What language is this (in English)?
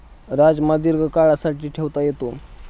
Marathi